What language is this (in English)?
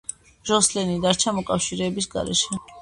Georgian